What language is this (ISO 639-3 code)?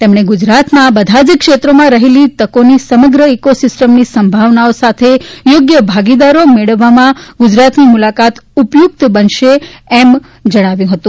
guj